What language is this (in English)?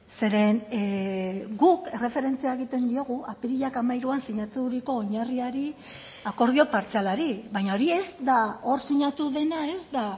Basque